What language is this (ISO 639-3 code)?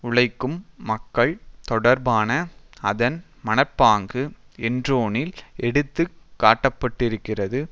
tam